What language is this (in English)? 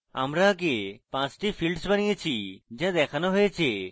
Bangla